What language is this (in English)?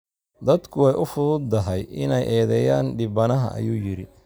Somali